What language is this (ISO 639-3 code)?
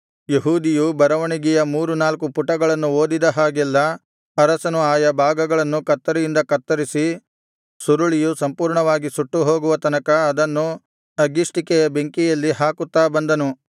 kan